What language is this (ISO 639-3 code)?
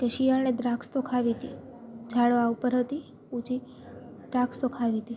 guj